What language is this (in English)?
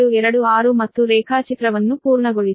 Kannada